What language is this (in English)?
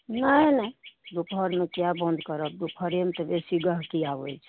Maithili